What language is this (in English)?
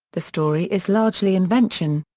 English